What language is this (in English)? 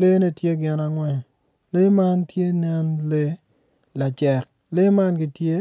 Acoli